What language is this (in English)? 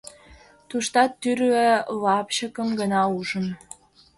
Mari